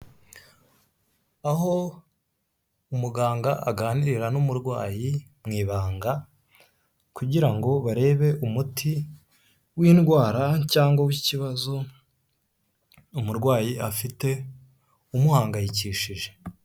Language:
Kinyarwanda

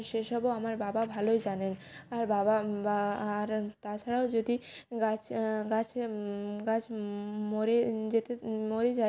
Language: Bangla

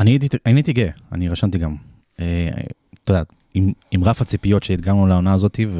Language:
Hebrew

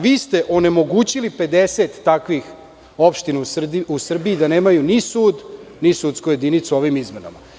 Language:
Serbian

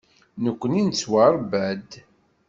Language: Kabyle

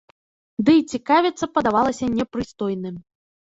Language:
Belarusian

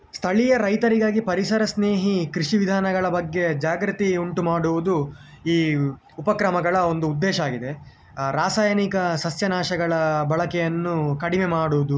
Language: Kannada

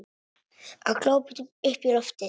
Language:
Icelandic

